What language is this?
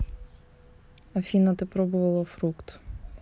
Russian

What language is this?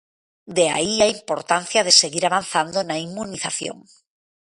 Galician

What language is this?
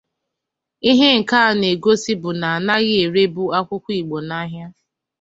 Igbo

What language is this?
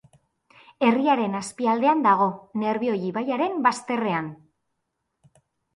Basque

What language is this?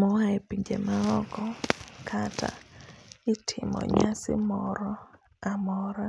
Luo (Kenya and Tanzania)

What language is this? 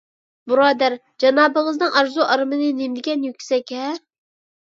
Uyghur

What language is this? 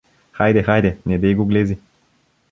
Bulgarian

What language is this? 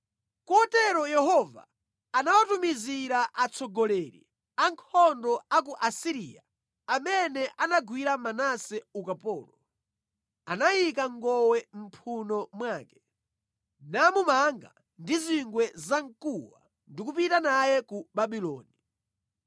Nyanja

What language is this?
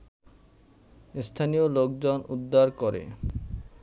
Bangla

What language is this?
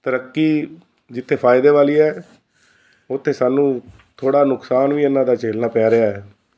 Punjabi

